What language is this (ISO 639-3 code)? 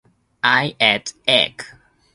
jpn